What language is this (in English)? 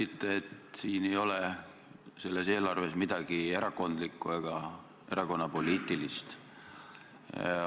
Estonian